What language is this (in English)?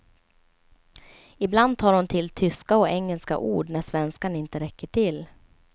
Swedish